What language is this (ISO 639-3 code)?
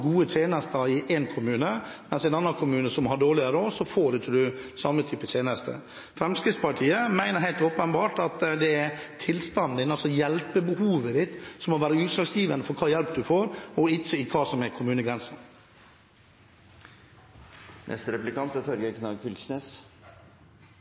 nob